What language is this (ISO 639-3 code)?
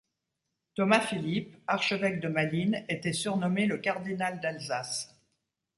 fra